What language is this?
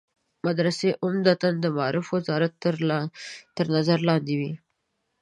Pashto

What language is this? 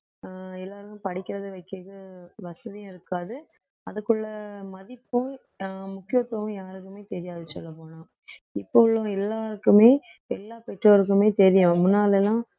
Tamil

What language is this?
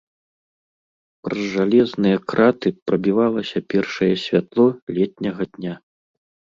Belarusian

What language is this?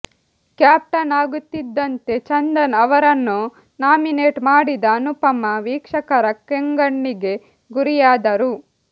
Kannada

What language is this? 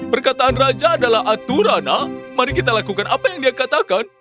Indonesian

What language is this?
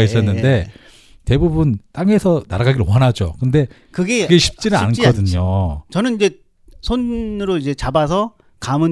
Korean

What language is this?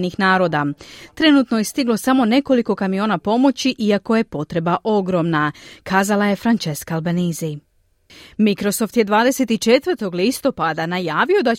Croatian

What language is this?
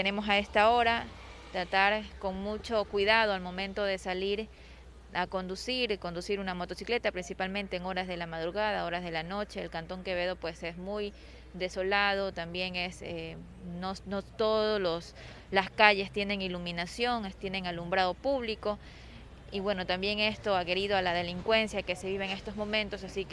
Spanish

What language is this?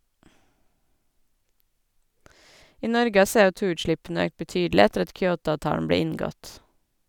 Norwegian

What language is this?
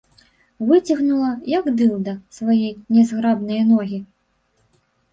Belarusian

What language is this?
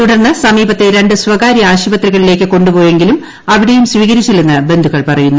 Malayalam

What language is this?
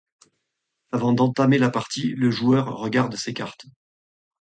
French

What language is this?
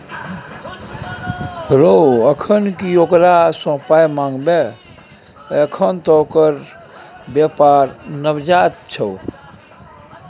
Maithili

